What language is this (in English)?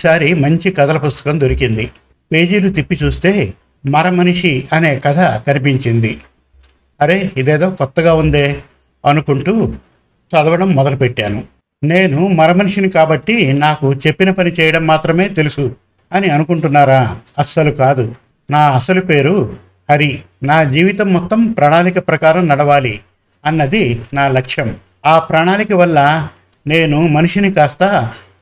Telugu